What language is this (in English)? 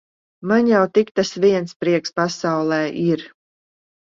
Latvian